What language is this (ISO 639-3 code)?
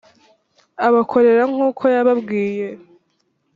kin